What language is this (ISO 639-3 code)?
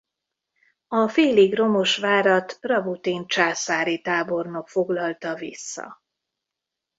hun